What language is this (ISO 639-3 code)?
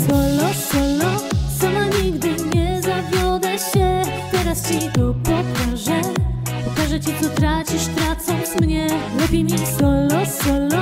pol